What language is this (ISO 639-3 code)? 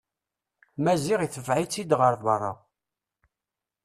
kab